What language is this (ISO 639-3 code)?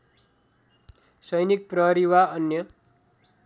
nep